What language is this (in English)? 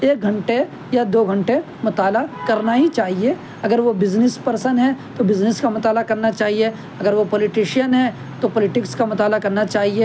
Urdu